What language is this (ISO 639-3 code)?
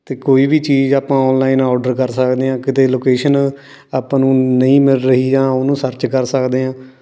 pan